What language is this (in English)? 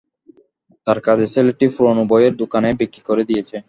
Bangla